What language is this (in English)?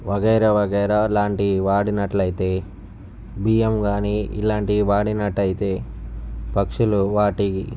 Telugu